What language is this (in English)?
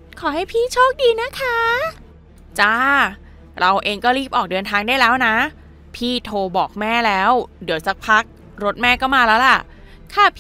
Thai